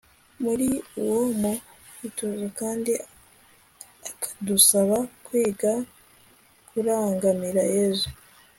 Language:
Kinyarwanda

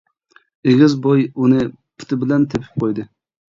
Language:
Uyghur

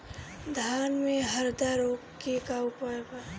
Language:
Bhojpuri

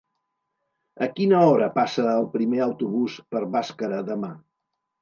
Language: Catalan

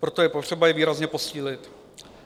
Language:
Czech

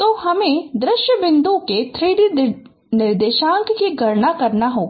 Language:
Hindi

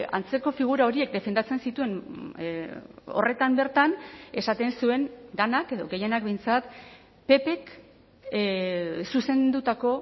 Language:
Basque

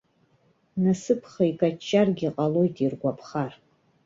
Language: Abkhazian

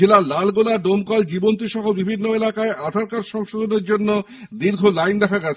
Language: Bangla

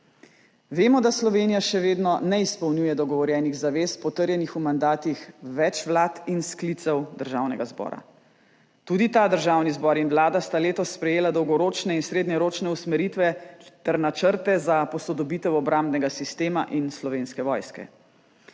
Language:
Slovenian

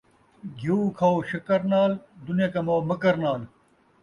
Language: Saraiki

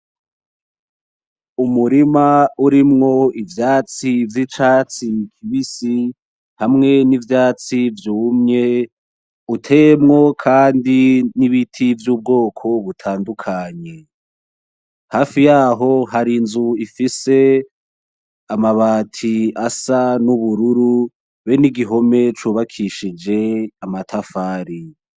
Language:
Rundi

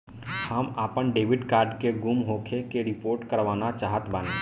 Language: Bhojpuri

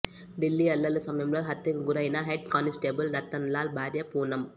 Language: Telugu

